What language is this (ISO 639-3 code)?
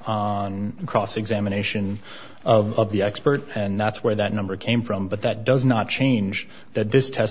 eng